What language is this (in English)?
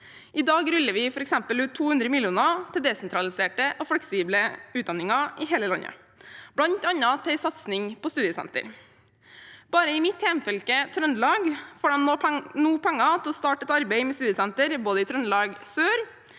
Norwegian